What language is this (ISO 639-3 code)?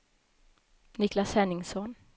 swe